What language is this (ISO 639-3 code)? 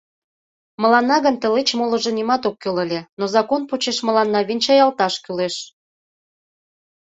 chm